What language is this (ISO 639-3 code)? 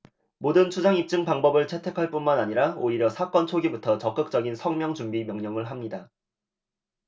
kor